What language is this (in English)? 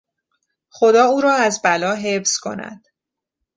Persian